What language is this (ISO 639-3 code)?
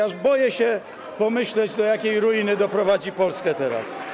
pol